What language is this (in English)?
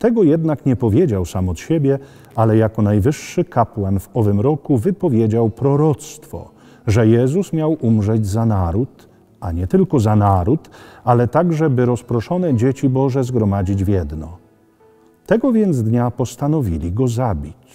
Polish